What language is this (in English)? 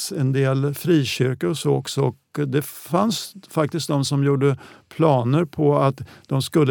Swedish